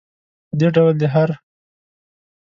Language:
Pashto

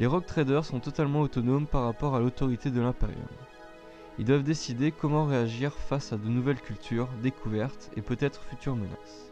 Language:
French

